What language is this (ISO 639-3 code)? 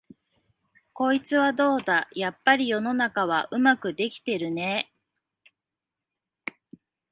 jpn